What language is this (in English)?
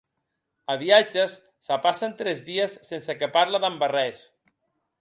Occitan